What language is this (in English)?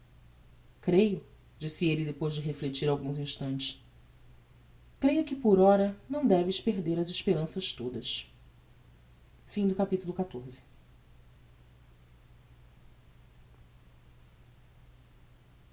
Portuguese